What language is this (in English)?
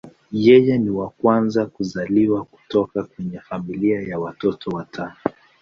Swahili